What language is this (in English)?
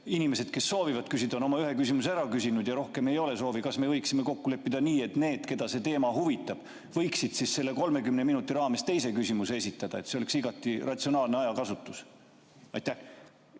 Estonian